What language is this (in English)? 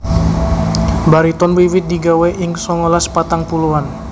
Javanese